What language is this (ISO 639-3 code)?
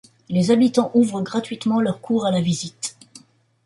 fra